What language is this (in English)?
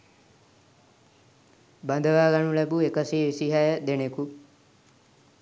Sinhala